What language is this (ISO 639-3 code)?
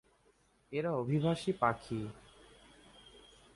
ben